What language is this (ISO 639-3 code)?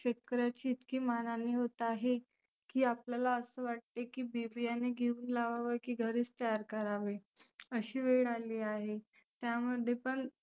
mar